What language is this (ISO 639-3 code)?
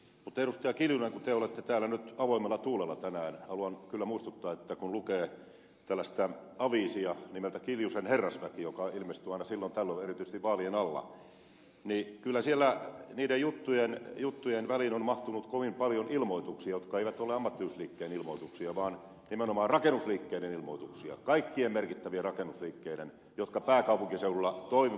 fin